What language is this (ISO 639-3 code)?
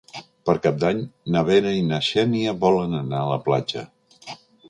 cat